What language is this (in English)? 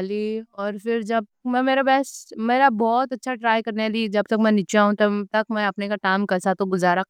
Deccan